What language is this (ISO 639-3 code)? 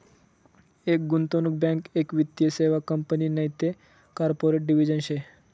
mar